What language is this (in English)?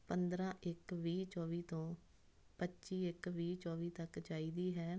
Punjabi